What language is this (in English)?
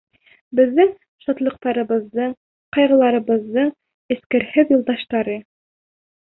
Bashkir